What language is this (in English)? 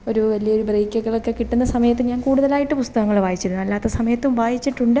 Malayalam